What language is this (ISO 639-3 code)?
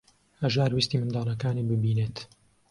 ckb